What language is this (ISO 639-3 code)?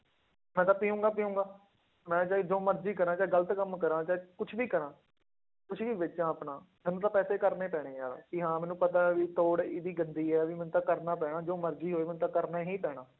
pan